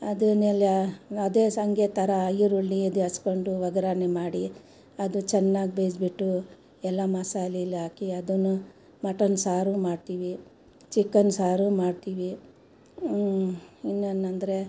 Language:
Kannada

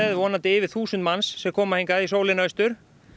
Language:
Icelandic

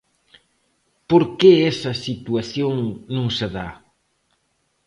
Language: Galician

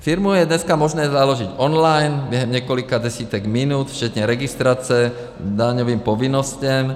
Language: Czech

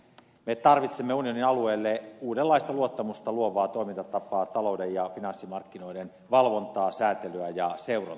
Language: Finnish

